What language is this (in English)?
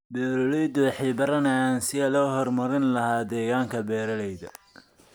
Somali